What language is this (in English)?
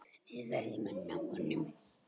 Icelandic